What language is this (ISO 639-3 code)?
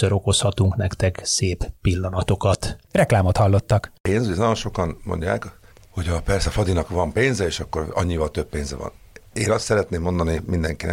hun